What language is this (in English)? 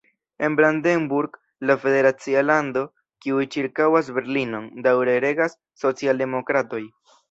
Esperanto